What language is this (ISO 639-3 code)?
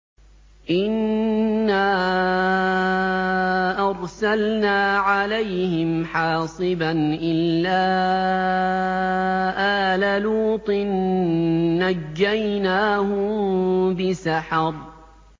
ara